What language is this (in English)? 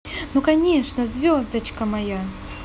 Russian